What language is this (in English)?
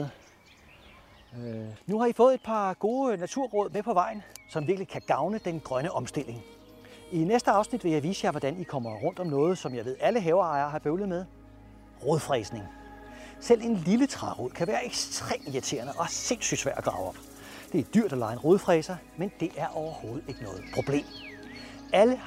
Danish